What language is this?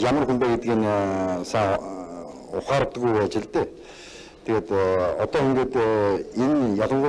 Korean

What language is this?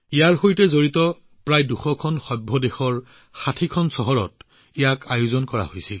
Assamese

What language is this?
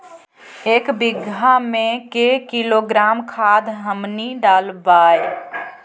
Magahi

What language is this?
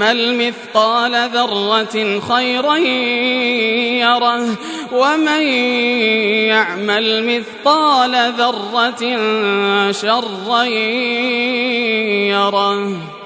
Arabic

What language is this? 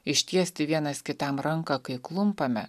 Lithuanian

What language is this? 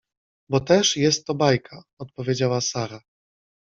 Polish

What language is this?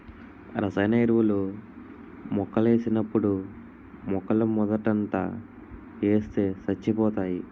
Telugu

